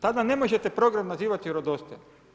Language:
Croatian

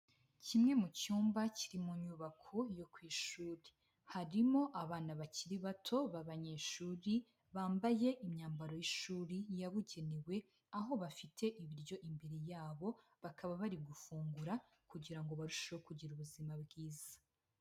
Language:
Kinyarwanda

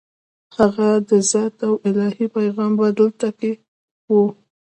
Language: Pashto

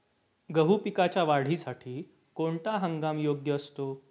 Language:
Marathi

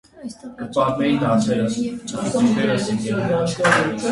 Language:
Armenian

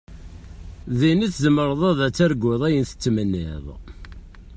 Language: Kabyle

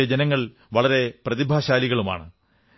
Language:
Malayalam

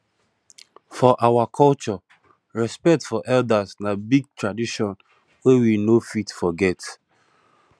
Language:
Nigerian Pidgin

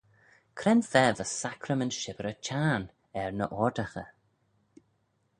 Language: Manx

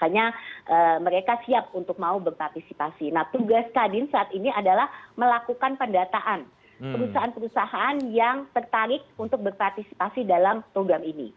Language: Indonesian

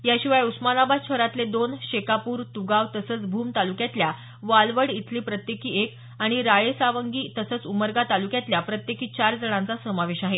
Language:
Marathi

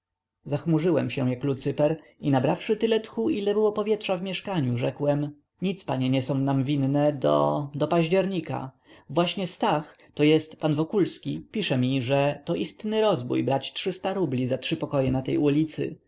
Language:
Polish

